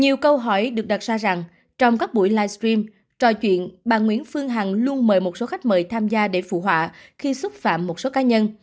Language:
Vietnamese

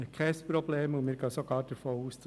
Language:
Swiss German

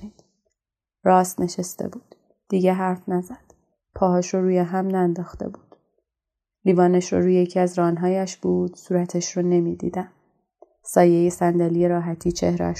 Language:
Persian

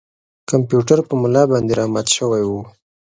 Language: Pashto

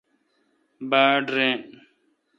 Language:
Kalkoti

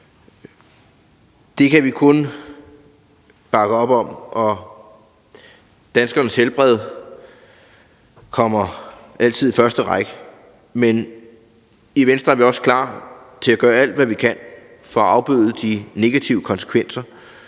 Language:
Danish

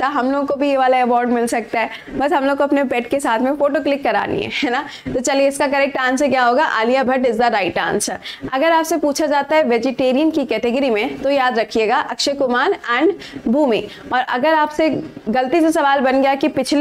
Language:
Hindi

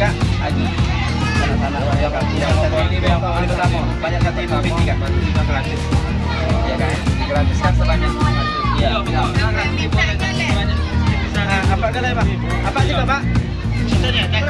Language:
Indonesian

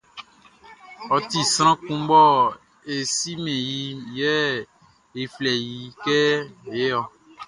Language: Baoulé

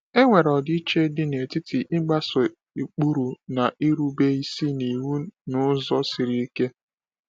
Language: Igbo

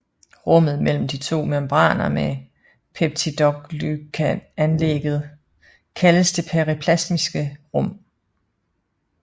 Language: Danish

